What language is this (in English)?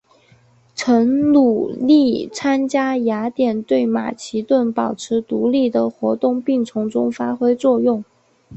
Chinese